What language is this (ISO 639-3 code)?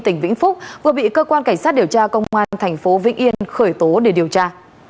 vie